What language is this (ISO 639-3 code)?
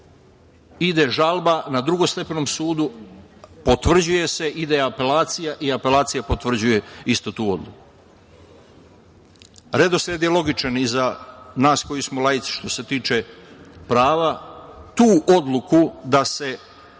srp